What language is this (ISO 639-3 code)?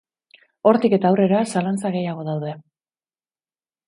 eus